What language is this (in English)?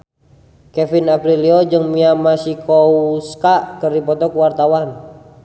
Sundanese